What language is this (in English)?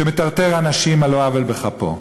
Hebrew